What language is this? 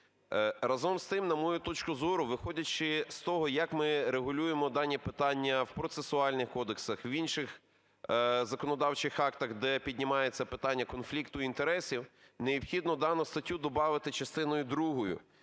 Ukrainian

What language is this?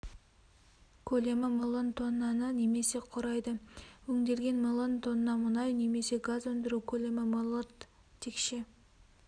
Kazakh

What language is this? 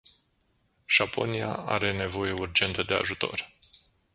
Romanian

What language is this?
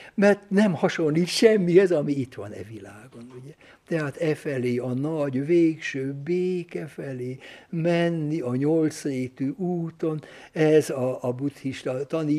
Hungarian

